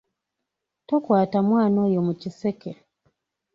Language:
Ganda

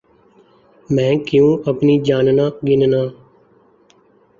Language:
Urdu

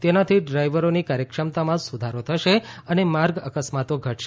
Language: Gujarati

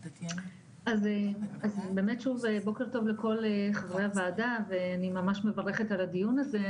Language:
Hebrew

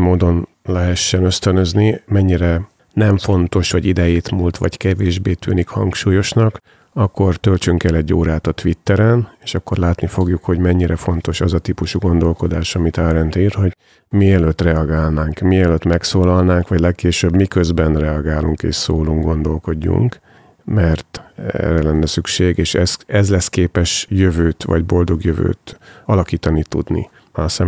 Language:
Hungarian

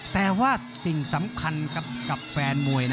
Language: Thai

